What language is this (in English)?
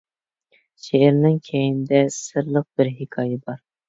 Uyghur